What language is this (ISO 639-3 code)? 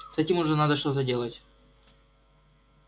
rus